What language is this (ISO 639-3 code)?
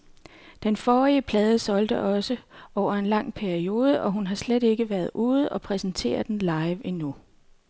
dan